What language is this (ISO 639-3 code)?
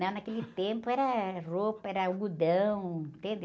por